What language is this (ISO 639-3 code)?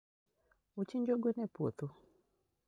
luo